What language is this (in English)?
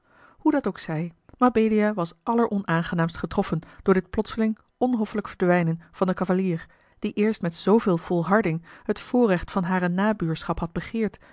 Dutch